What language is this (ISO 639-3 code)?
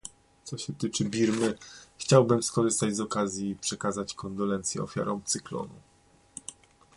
pol